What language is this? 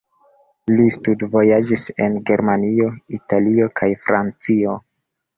Esperanto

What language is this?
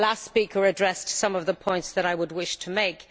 English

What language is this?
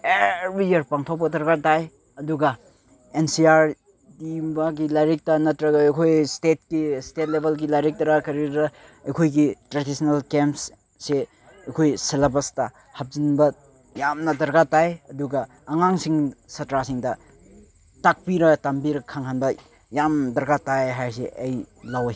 Manipuri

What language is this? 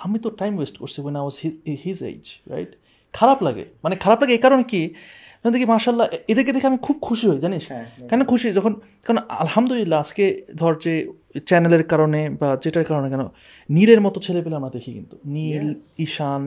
Bangla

